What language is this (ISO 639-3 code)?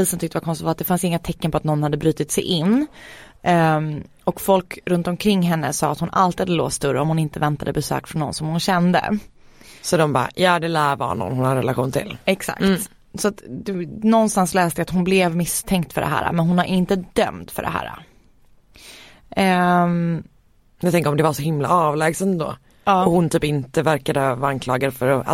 swe